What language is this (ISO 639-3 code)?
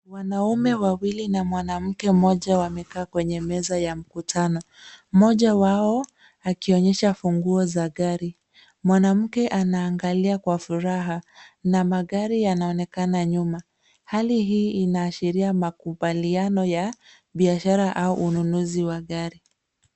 swa